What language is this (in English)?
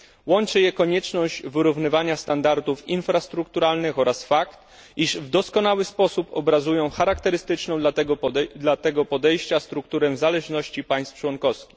Polish